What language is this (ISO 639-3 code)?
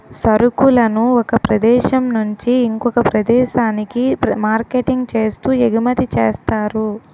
tel